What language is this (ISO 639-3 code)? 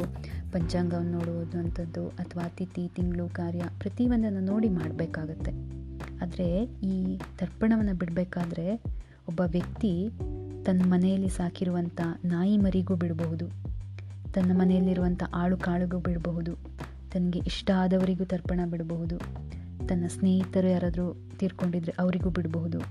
kan